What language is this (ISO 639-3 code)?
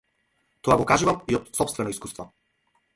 mkd